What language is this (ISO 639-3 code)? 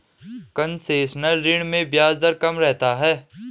hin